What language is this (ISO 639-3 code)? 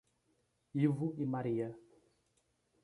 por